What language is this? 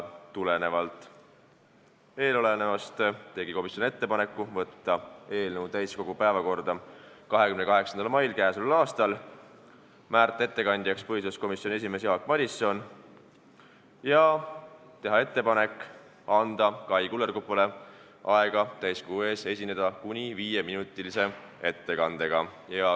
Estonian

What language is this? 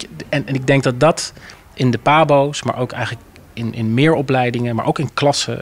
Dutch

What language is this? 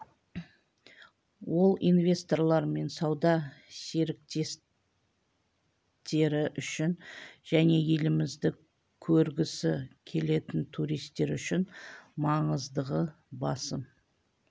Kazakh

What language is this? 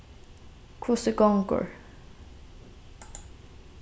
Faroese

